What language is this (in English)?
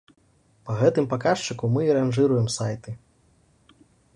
Belarusian